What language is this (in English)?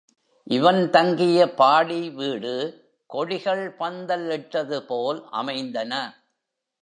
Tamil